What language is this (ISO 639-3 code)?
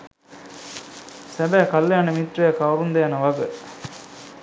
sin